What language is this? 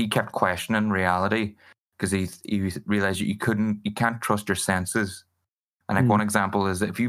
English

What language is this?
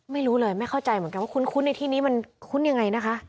Thai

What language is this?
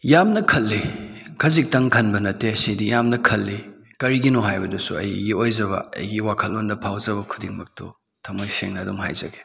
Manipuri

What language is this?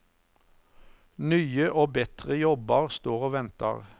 Norwegian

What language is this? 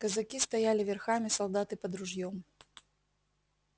Russian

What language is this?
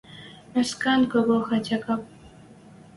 Western Mari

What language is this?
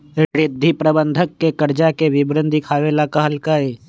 Magahi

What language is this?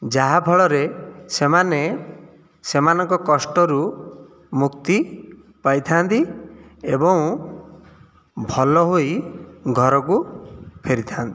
Odia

